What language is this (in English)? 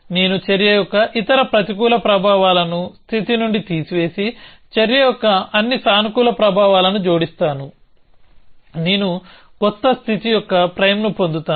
Telugu